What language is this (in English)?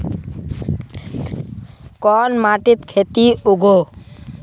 Magahi